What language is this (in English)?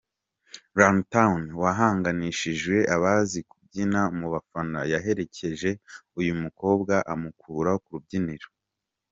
Kinyarwanda